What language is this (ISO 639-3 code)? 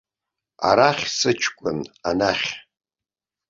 abk